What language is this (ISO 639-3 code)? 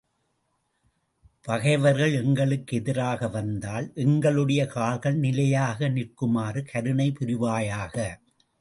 tam